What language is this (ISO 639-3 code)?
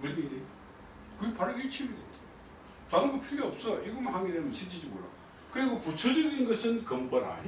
kor